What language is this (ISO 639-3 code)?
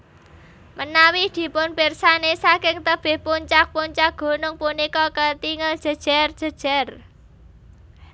jav